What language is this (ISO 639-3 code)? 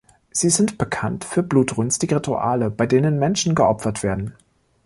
deu